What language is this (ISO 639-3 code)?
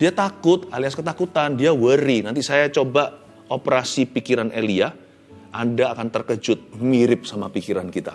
ind